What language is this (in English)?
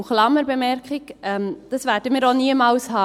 Swiss German